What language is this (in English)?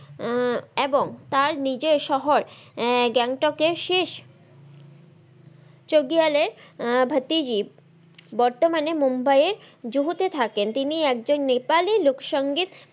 Bangla